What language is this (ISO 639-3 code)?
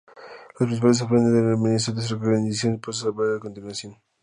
spa